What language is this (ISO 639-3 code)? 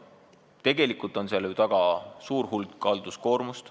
est